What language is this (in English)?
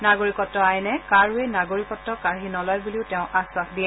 Assamese